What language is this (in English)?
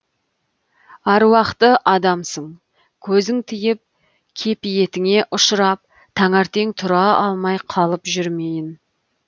Kazakh